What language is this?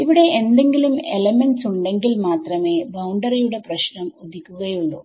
Malayalam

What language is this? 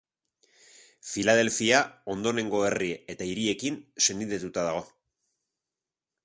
Basque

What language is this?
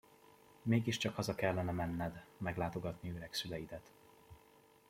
Hungarian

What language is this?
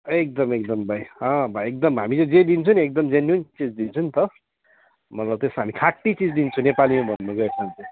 Nepali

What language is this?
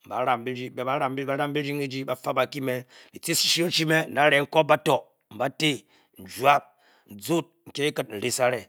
Bokyi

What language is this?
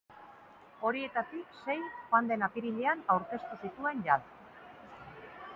Basque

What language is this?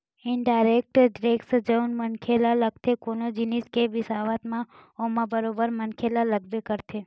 Chhattisgarhi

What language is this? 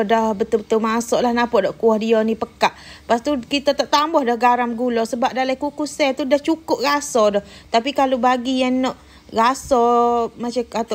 Malay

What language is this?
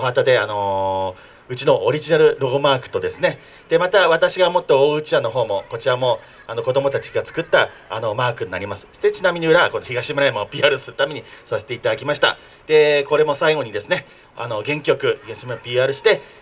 Japanese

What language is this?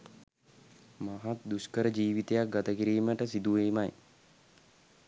Sinhala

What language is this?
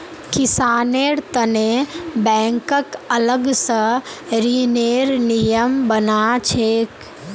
Magahi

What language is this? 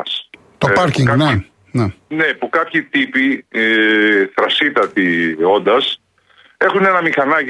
Greek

